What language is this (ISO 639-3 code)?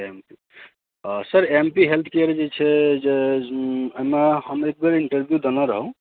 mai